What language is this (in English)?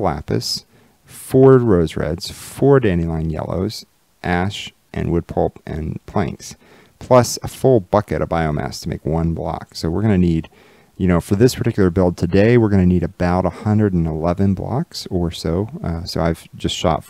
English